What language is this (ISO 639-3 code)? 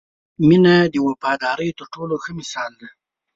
pus